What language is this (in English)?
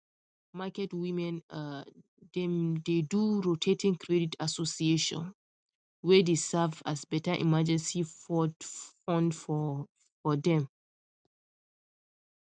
Nigerian Pidgin